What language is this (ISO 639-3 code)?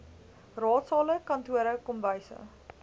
afr